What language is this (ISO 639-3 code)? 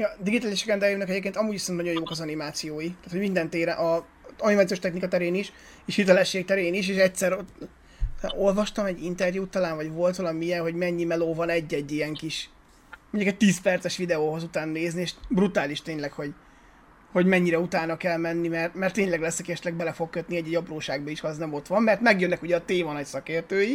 hun